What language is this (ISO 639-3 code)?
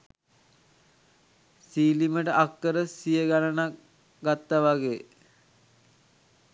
sin